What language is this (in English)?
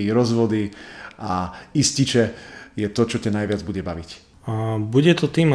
Slovak